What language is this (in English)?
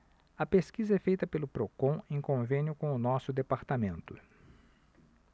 Portuguese